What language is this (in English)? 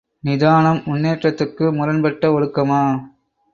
Tamil